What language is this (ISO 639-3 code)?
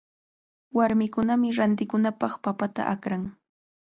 qvl